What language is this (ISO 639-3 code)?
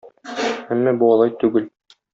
tat